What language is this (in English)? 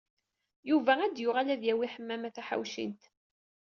Kabyle